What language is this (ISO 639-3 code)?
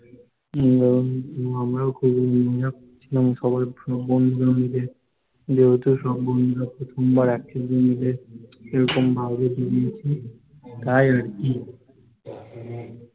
ben